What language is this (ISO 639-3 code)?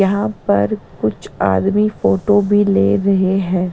hin